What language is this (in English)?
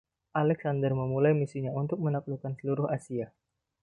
Indonesian